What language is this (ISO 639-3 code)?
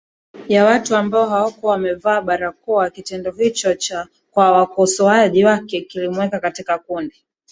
swa